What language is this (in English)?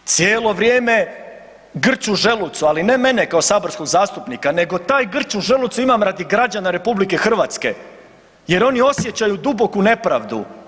Croatian